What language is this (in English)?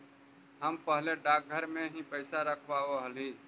Magahi